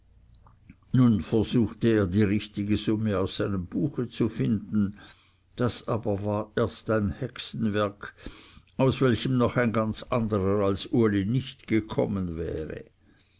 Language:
German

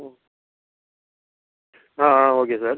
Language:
Tamil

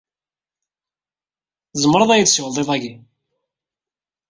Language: Kabyle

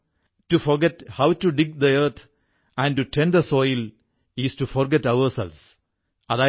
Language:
Malayalam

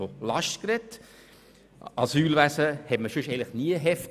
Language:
Swiss German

